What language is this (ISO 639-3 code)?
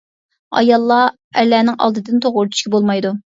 uig